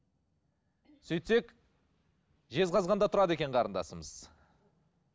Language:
Kazakh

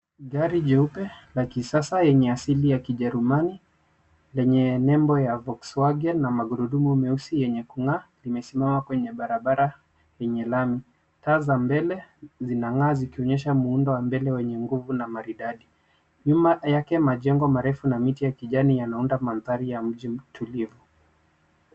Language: Swahili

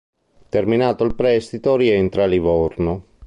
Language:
Italian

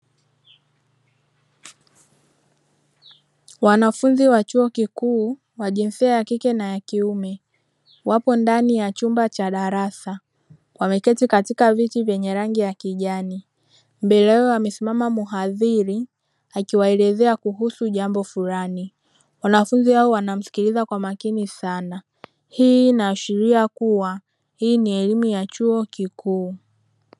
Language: Swahili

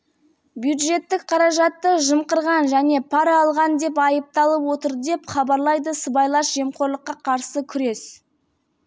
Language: Kazakh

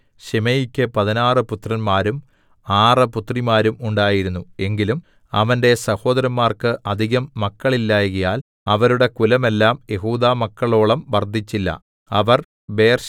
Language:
Malayalam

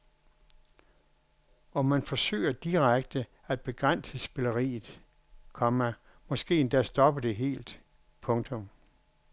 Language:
Danish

